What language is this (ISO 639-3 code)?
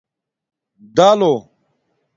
dmk